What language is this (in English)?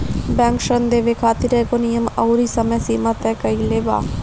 Bhojpuri